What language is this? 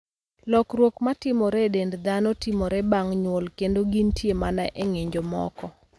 Luo (Kenya and Tanzania)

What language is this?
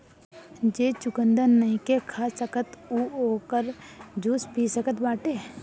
Bhojpuri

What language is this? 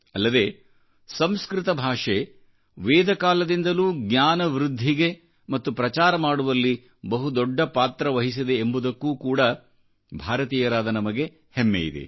Kannada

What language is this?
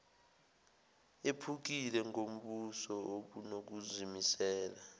Zulu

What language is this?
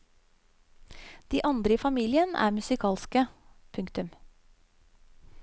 Norwegian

